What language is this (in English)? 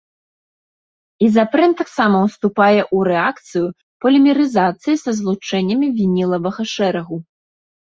Belarusian